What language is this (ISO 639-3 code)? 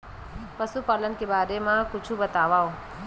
hne